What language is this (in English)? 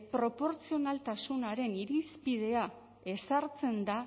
Basque